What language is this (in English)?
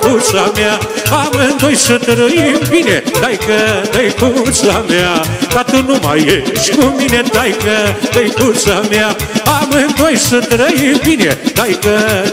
Romanian